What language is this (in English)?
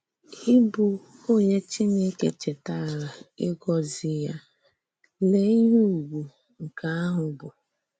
Igbo